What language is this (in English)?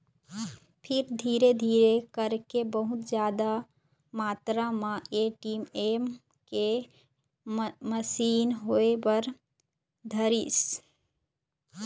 Chhattisgarhi